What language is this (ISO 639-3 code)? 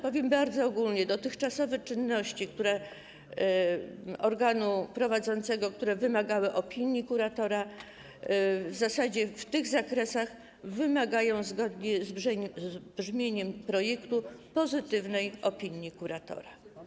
pol